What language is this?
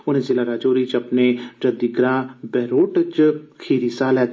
Dogri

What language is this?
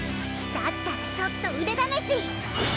Japanese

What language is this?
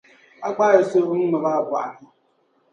Dagbani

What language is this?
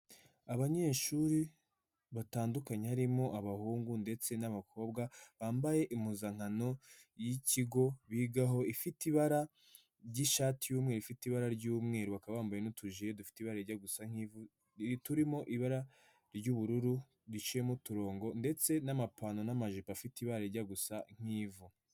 Kinyarwanda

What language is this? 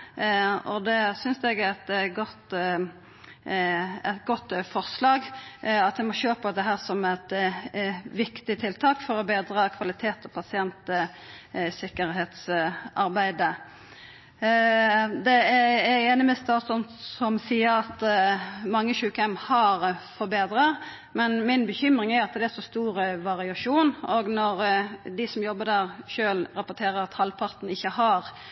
Norwegian Nynorsk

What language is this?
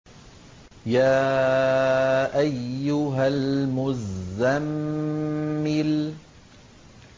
Arabic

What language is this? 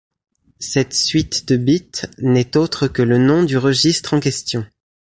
French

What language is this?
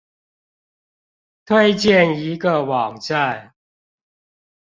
Chinese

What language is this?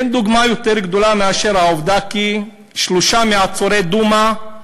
Hebrew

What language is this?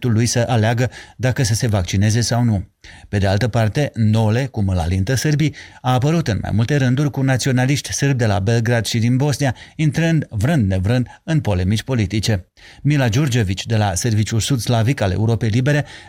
Romanian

